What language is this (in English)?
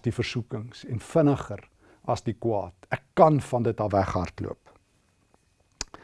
Dutch